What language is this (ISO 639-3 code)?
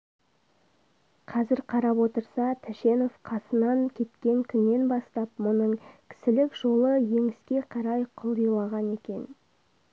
kaz